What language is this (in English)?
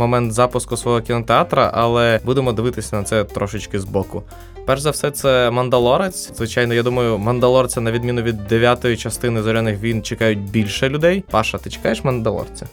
Ukrainian